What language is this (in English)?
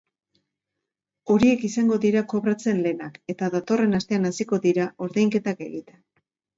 Basque